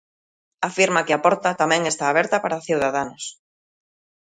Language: Galician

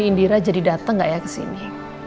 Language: Indonesian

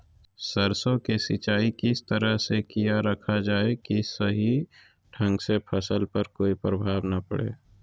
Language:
Magahi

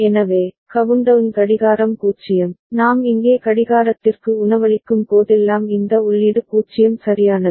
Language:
Tamil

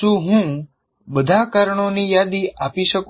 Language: Gujarati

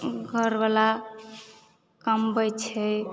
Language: Maithili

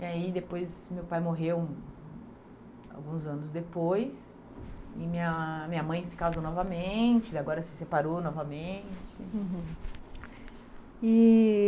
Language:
Portuguese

